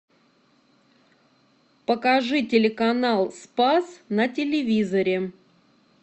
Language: Russian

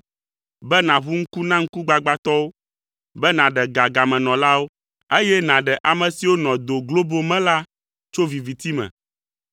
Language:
Ewe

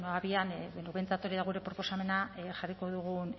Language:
Basque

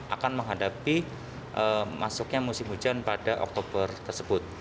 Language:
Indonesian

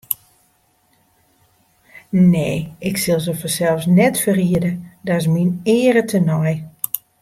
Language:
Western Frisian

